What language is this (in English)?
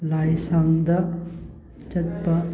Manipuri